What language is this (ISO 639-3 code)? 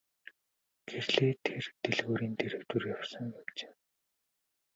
mon